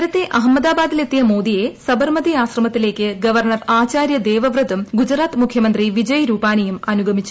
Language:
Malayalam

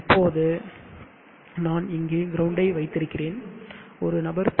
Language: Tamil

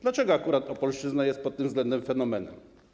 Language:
Polish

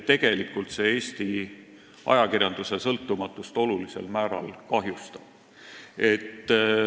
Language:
Estonian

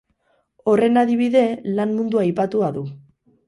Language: Basque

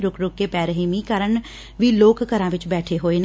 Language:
Punjabi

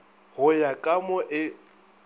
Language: Northern Sotho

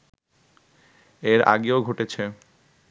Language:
Bangla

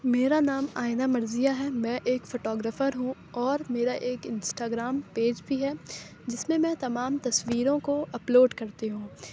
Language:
Urdu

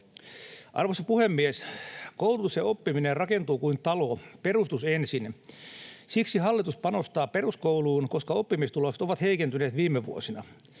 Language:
Finnish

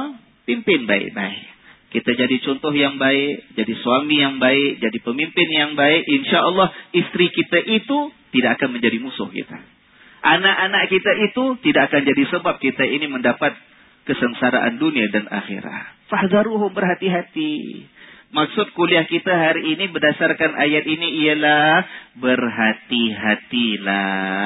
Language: Malay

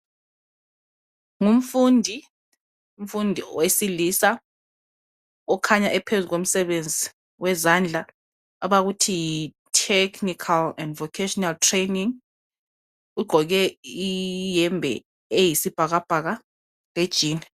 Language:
North Ndebele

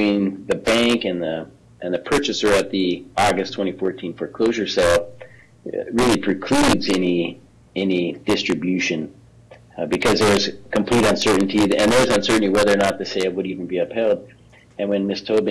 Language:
English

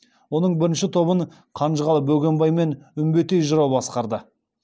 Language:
Kazakh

